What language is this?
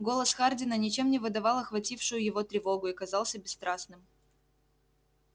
Russian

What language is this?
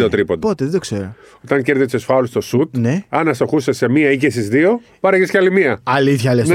Greek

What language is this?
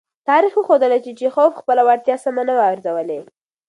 Pashto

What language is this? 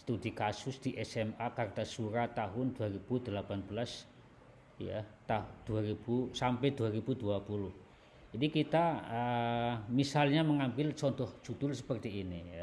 Indonesian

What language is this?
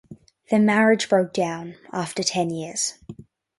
English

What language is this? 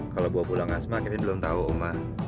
Indonesian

